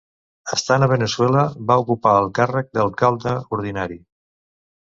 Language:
Catalan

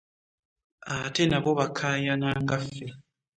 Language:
Ganda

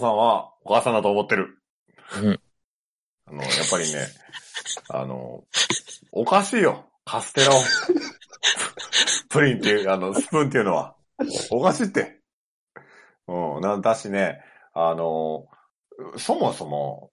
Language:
Japanese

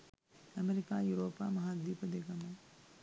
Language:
Sinhala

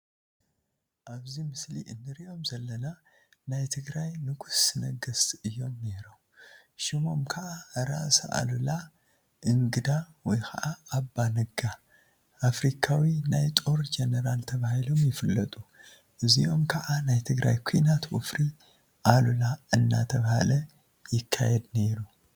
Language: Tigrinya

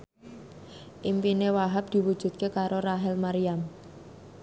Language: Javanese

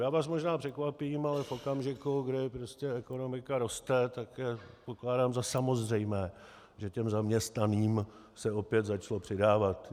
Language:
Czech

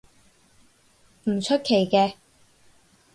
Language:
Cantonese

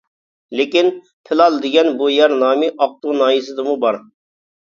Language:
Uyghur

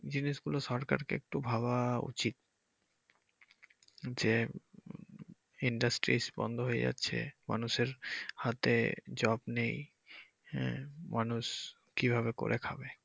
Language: Bangla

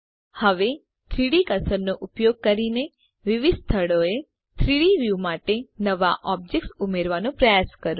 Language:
Gujarati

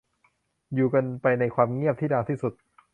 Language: Thai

